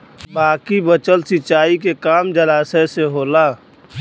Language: Bhojpuri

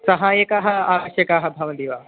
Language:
Sanskrit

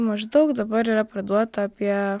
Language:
Lithuanian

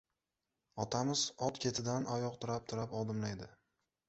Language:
Uzbek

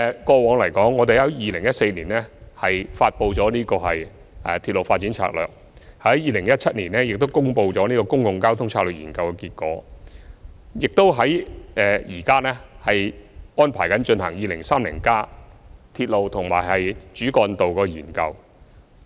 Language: Cantonese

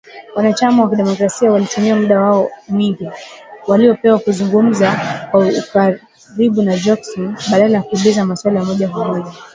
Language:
Swahili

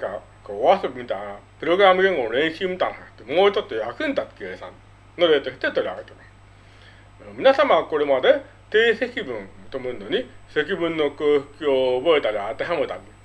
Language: Japanese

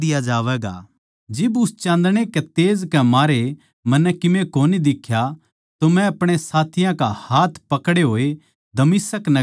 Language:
Haryanvi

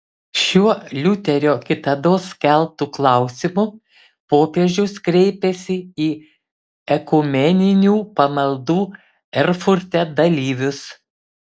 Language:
Lithuanian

